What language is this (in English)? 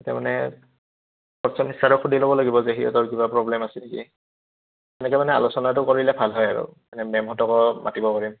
Assamese